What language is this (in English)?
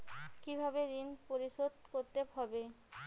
Bangla